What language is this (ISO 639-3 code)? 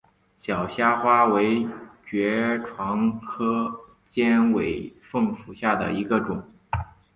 zho